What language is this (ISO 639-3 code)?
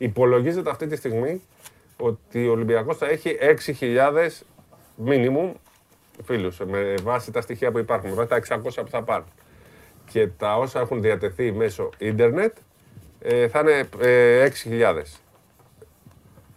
ell